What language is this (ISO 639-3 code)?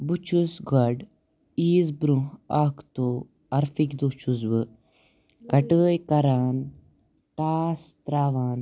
kas